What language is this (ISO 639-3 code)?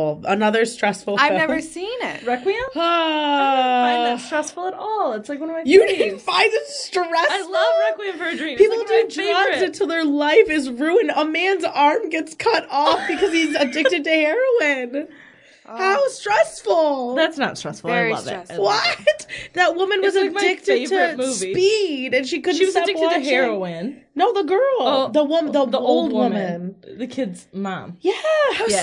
eng